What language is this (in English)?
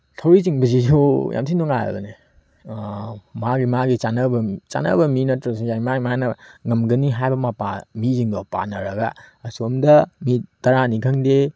Manipuri